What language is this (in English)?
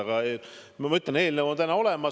Estonian